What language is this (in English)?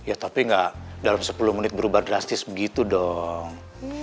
Indonesian